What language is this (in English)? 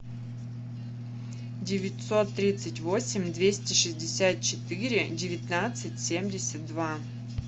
Russian